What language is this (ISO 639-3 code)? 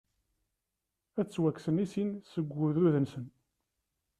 kab